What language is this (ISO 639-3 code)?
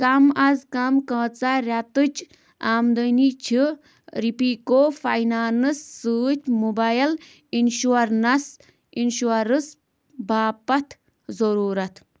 kas